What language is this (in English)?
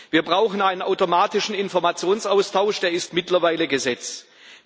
German